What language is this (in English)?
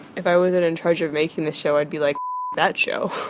English